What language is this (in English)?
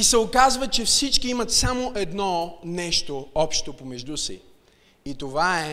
Bulgarian